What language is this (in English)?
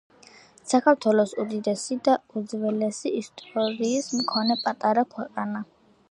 Georgian